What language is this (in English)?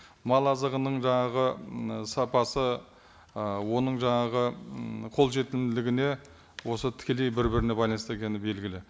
Kazakh